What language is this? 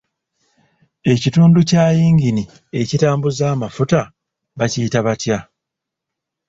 Ganda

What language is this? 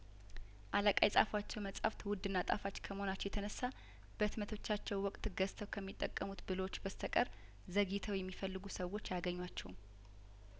Amharic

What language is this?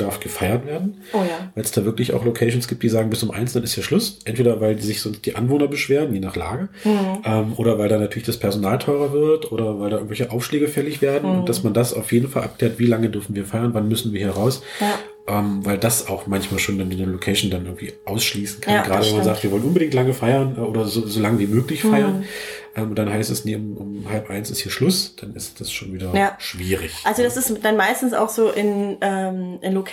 German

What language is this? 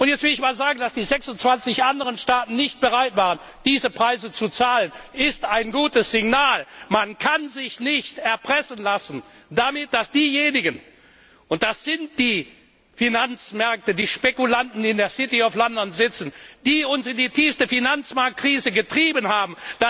German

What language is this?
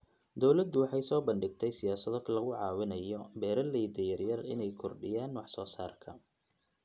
Somali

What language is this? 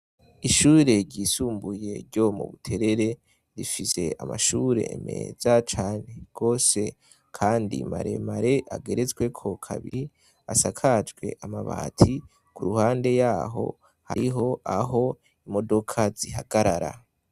Rundi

